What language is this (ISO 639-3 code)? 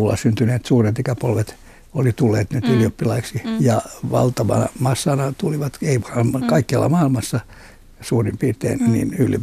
fin